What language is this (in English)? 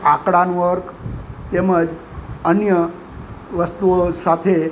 Gujarati